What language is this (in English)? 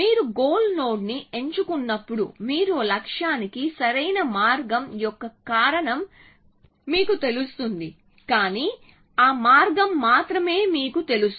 Telugu